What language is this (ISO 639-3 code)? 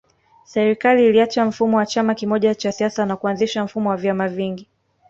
swa